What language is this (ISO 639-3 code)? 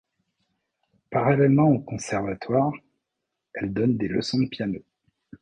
fra